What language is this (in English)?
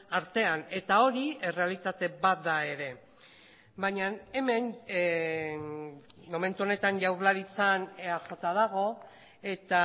Basque